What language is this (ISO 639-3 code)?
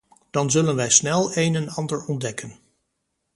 nld